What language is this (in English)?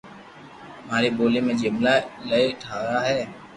Loarki